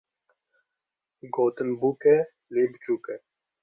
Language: Kurdish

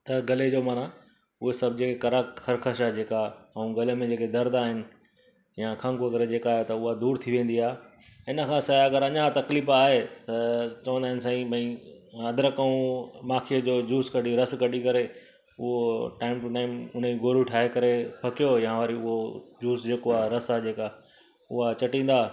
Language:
Sindhi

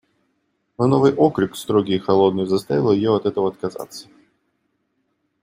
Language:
Russian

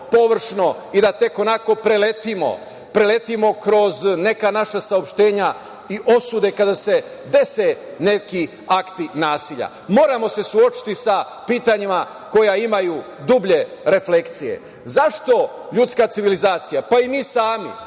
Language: Serbian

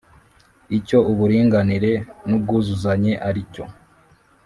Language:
Kinyarwanda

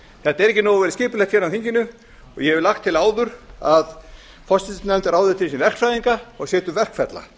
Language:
Icelandic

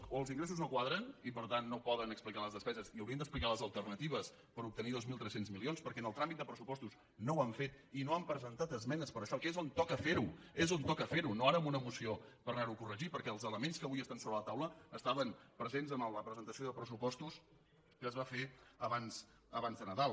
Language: Catalan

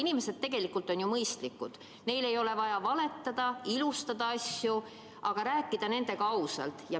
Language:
Estonian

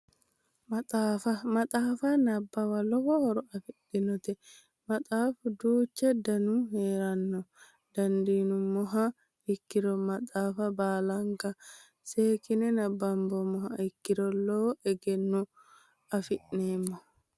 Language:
Sidamo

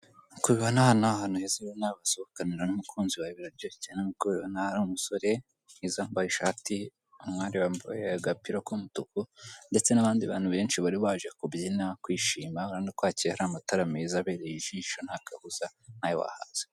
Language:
Kinyarwanda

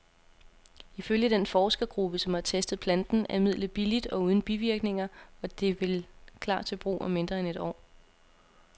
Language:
Danish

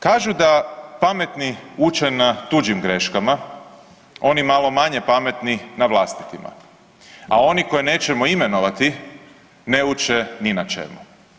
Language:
Croatian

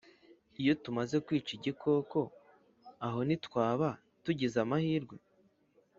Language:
Kinyarwanda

